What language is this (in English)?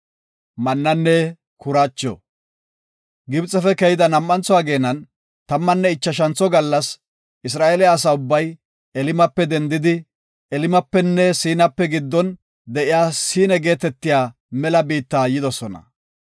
Gofa